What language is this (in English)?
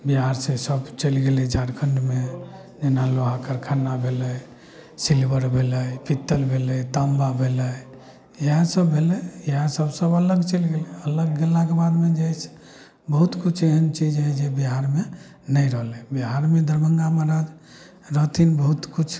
Maithili